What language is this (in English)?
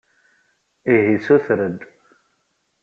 Kabyle